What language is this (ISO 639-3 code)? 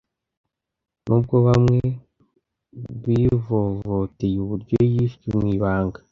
kin